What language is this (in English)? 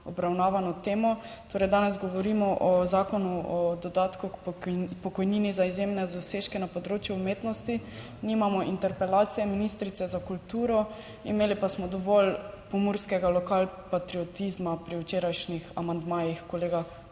Slovenian